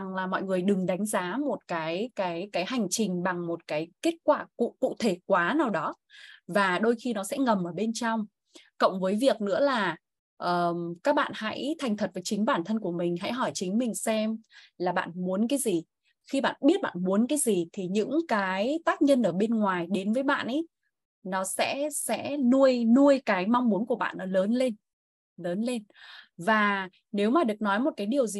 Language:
Vietnamese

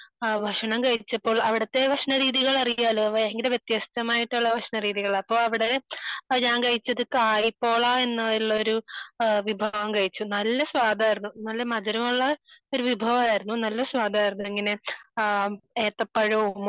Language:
Malayalam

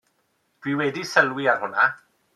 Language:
Welsh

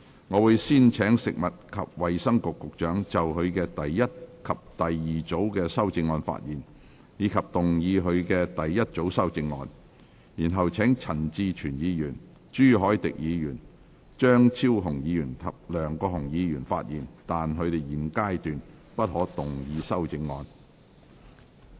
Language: Cantonese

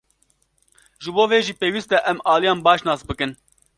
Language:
Kurdish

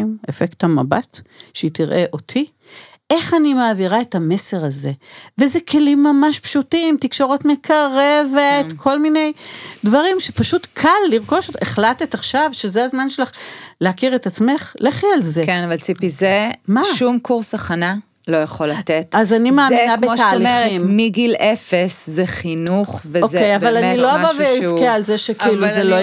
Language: Hebrew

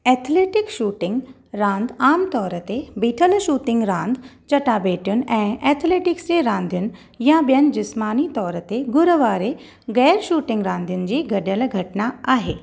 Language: Sindhi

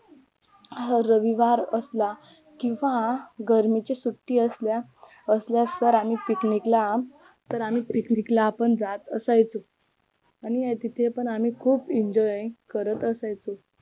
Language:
Marathi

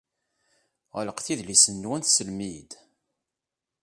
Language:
Kabyle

